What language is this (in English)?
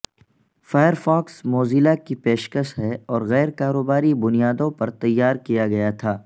Urdu